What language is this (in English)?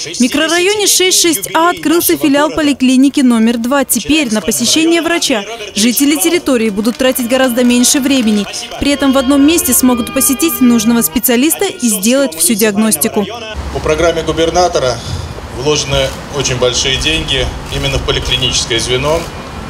Russian